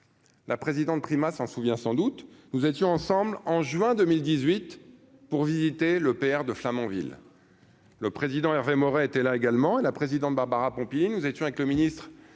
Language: French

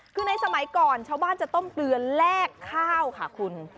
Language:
Thai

